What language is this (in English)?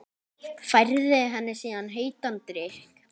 Icelandic